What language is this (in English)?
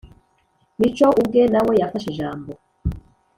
Kinyarwanda